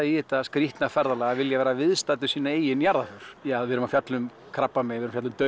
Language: Icelandic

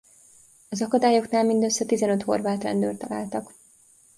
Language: Hungarian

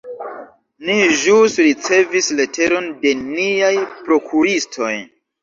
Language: Esperanto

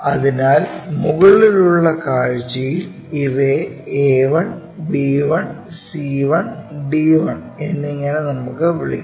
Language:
Malayalam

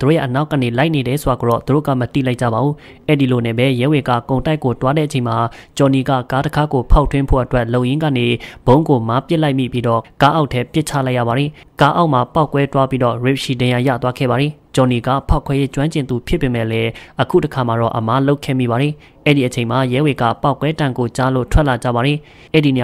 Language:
Thai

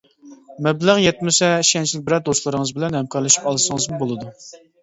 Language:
Uyghur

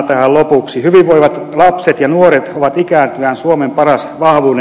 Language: Finnish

